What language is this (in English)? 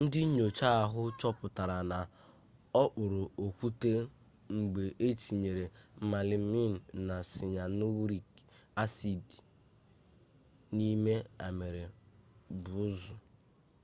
Igbo